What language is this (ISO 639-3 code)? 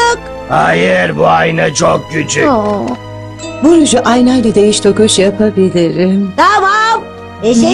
tur